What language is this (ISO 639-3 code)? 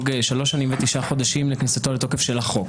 heb